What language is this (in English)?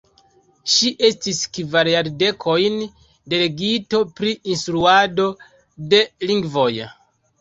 Esperanto